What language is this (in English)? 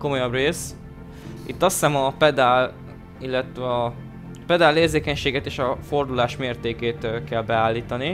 Hungarian